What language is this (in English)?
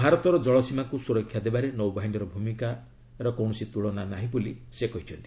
Odia